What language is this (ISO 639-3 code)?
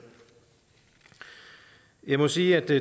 dan